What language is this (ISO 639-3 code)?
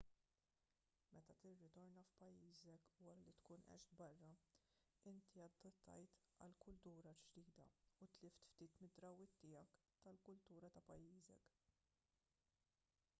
mlt